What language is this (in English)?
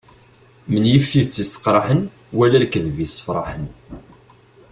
Kabyle